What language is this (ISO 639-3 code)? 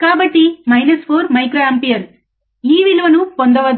tel